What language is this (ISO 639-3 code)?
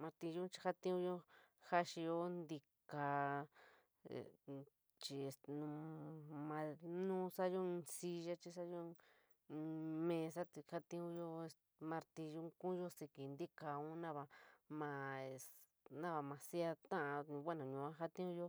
mig